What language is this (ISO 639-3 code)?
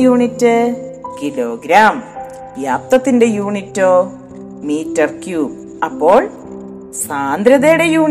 mal